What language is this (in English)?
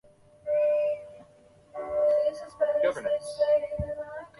Chinese